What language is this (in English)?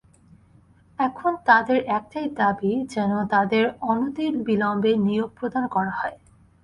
Bangla